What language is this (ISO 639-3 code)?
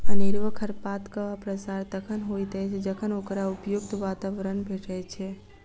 mai